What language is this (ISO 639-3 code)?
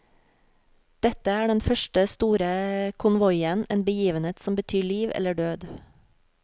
nor